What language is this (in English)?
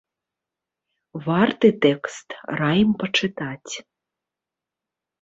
Belarusian